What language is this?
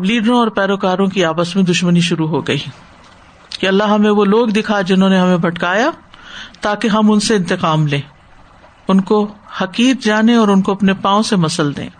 Urdu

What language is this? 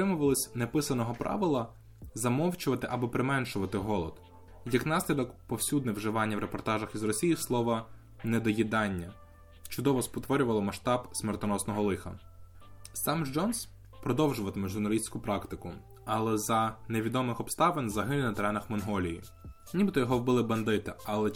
Ukrainian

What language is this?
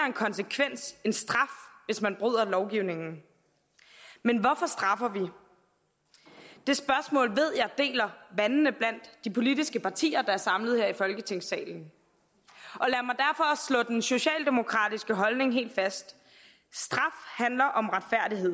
Danish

